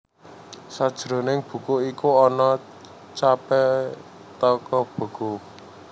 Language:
Javanese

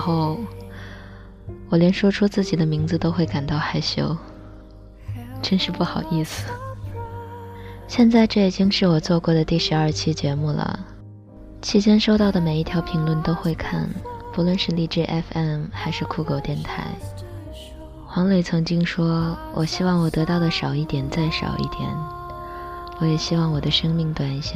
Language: Chinese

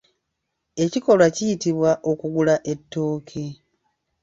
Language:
Ganda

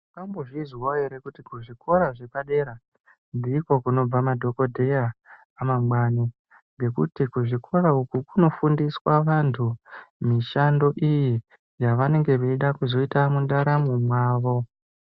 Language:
Ndau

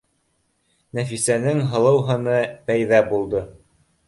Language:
Bashkir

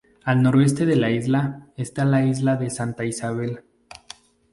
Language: Spanish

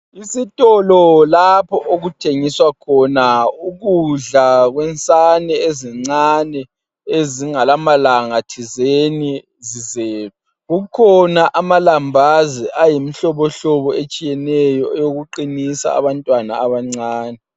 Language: North Ndebele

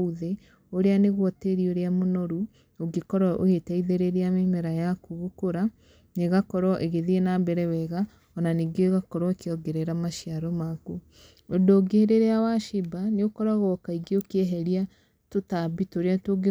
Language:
Kikuyu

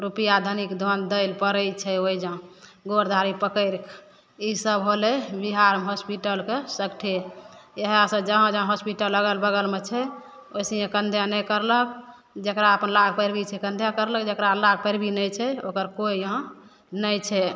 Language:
Maithili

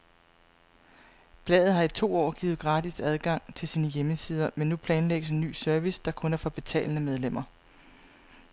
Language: Danish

